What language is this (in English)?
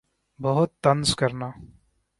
Urdu